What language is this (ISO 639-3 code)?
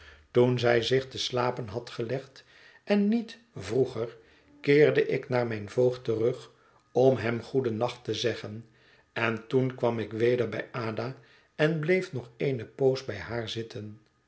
nld